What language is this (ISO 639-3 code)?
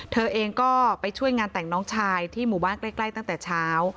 tha